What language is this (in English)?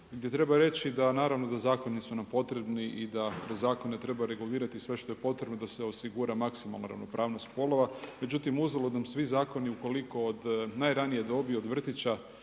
Croatian